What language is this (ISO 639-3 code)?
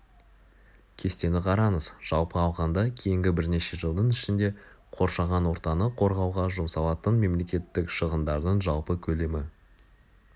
kaz